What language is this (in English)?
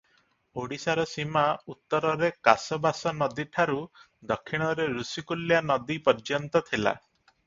Odia